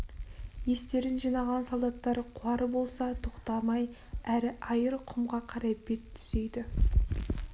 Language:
Kazakh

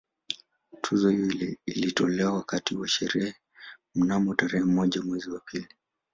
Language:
Swahili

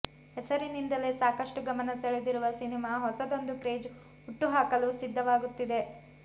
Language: Kannada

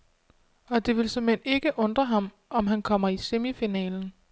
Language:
Danish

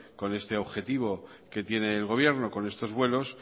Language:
Spanish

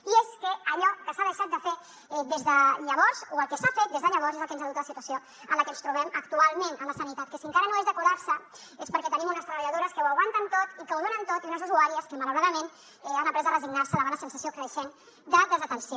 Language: Catalan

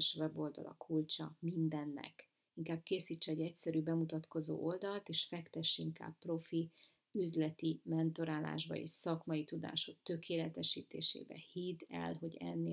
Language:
Hungarian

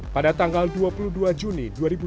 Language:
Indonesian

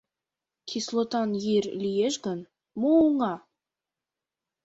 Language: Mari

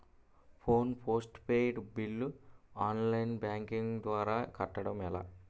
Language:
Telugu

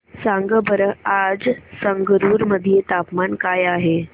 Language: Marathi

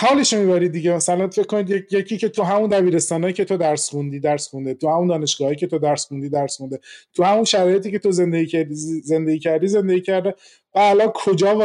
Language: Persian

